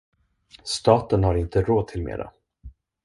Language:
Swedish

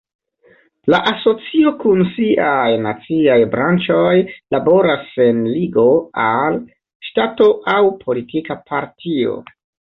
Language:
Esperanto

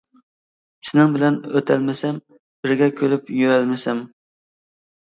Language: Uyghur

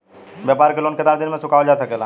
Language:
Bhojpuri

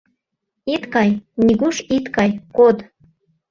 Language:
Mari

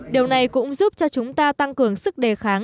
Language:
Vietnamese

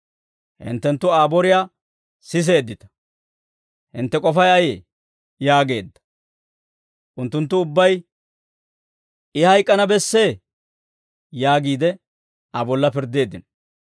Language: Dawro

